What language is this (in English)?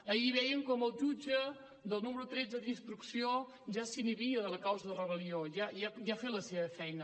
Catalan